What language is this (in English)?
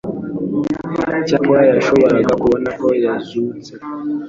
Kinyarwanda